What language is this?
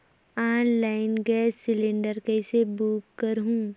Chhattisgarhi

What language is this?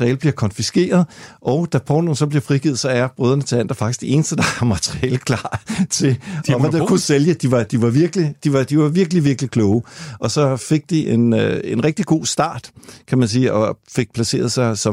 Danish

